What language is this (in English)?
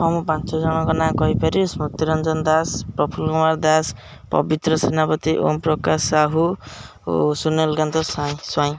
Odia